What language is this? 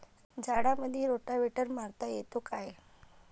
Marathi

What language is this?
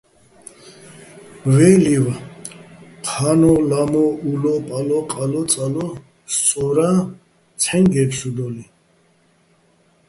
Bats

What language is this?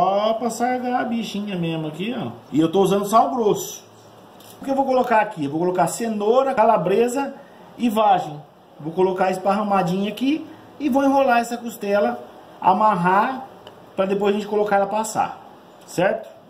Portuguese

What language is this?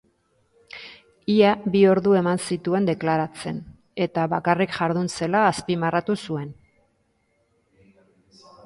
Basque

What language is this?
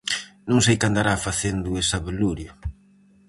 Galician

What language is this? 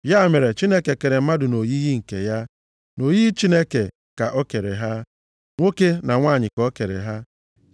Igbo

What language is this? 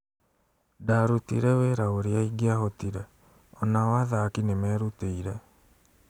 Kikuyu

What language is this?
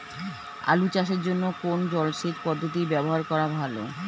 Bangla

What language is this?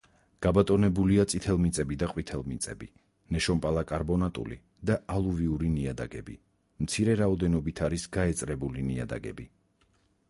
Georgian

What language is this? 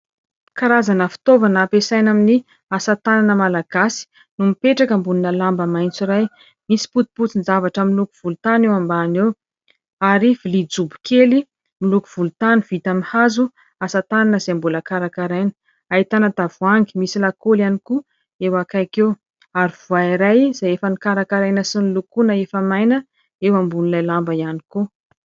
Malagasy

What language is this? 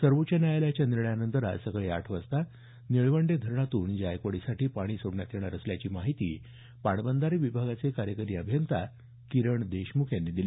Marathi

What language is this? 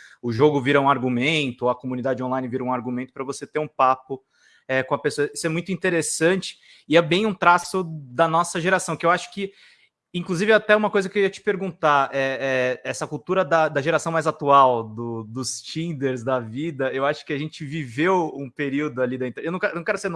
Portuguese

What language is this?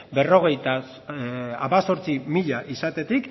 Basque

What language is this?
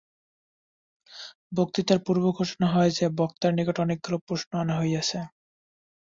Bangla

